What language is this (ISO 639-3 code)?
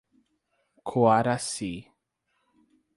por